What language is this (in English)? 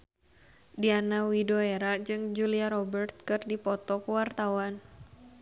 Sundanese